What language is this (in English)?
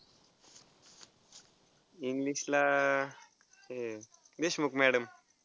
Marathi